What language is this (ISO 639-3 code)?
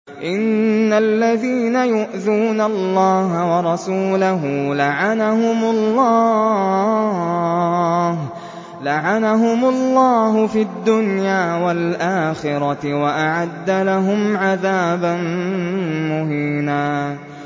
ara